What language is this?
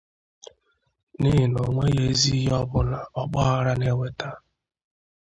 Igbo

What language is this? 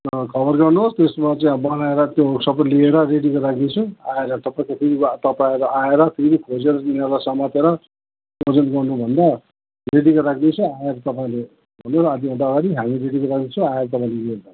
Nepali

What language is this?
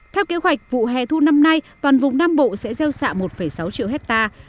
Vietnamese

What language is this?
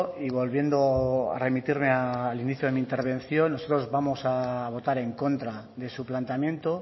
Spanish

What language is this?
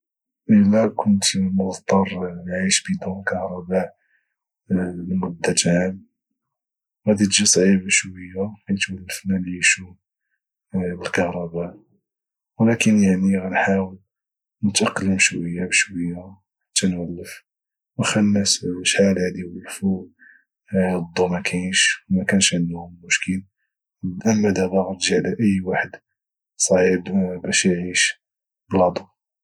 Moroccan Arabic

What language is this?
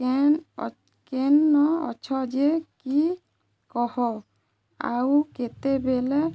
Odia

